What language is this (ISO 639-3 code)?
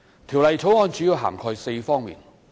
yue